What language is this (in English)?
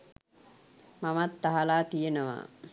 Sinhala